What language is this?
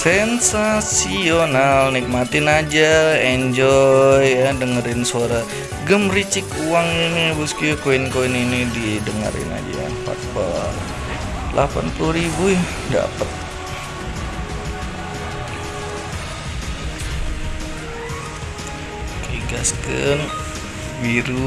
Indonesian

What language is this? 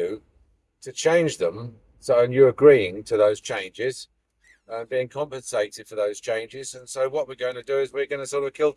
English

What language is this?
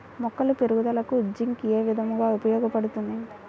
Telugu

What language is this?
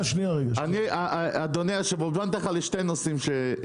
Hebrew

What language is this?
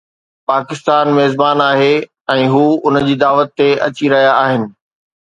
Sindhi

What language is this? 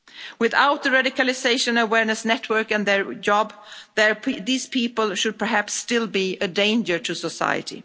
English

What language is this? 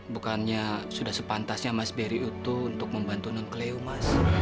Indonesian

